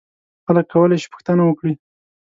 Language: Pashto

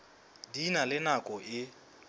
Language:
Southern Sotho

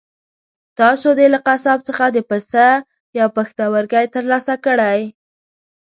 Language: Pashto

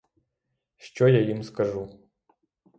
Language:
Ukrainian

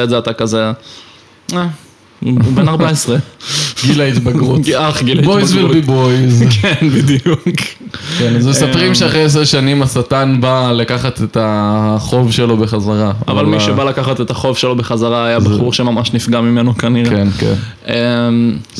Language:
Hebrew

